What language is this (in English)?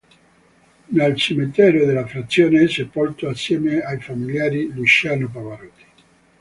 Italian